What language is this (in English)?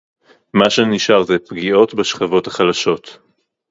Hebrew